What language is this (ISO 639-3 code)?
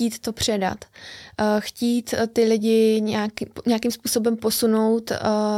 ces